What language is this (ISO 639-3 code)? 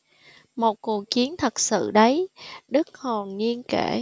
vie